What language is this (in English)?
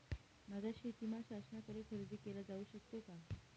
Marathi